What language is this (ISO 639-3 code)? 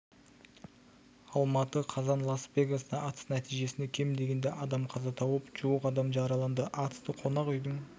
kaz